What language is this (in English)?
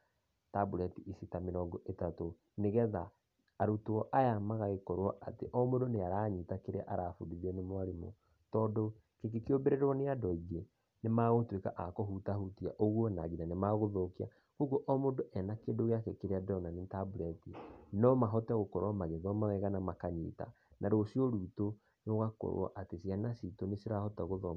Kikuyu